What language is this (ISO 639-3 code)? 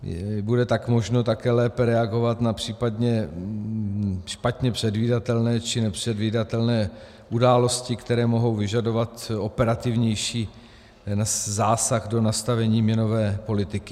ces